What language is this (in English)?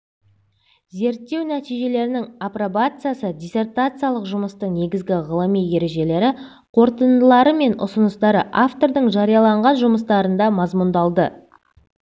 Kazakh